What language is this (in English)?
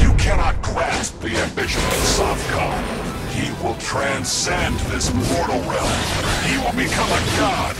English